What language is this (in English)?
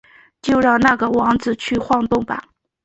Chinese